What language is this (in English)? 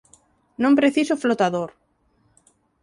Galician